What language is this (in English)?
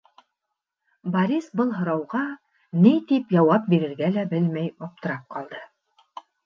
Bashkir